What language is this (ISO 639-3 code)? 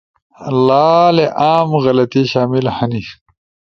ush